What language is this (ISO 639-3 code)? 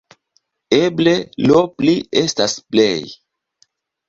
epo